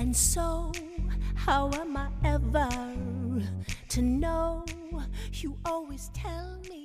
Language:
Korean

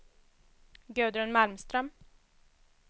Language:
Swedish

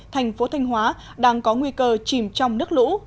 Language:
Vietnamese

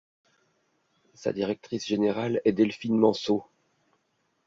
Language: French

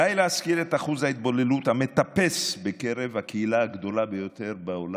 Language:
Hebrew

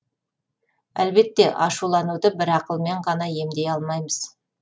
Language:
Kazakh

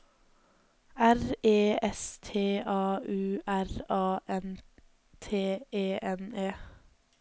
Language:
Norwegian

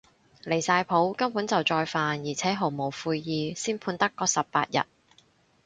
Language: Cantonese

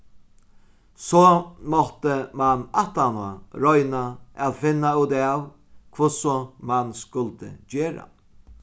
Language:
Faroese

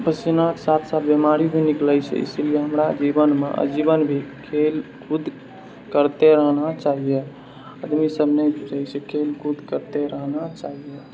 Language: Maithili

